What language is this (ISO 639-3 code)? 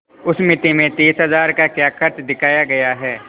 hin